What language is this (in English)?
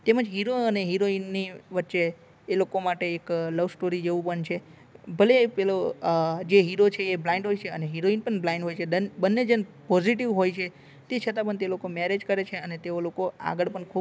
Gujarati